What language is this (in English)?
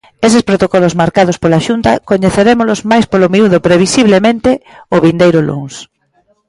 Galician